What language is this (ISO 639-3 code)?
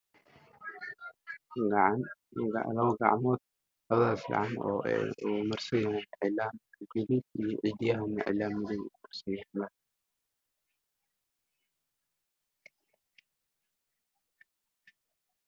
som